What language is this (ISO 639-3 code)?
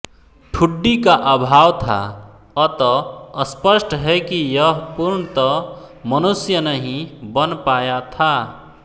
hin